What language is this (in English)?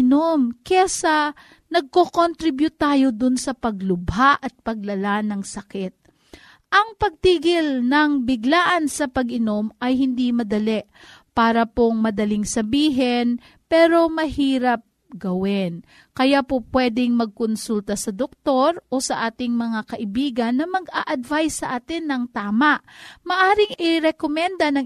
Filipino